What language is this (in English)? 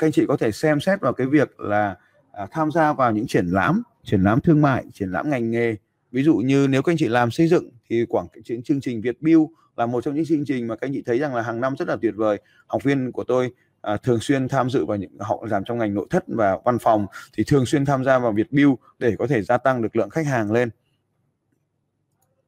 Vietnamese